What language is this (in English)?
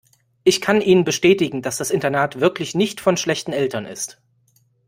German